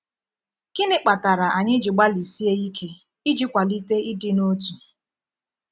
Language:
Igbo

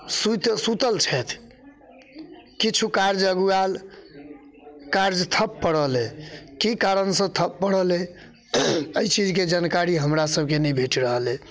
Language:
Maithili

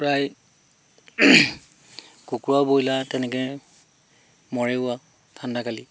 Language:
Assamese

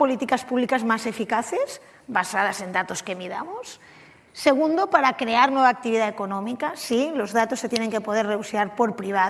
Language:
Spanish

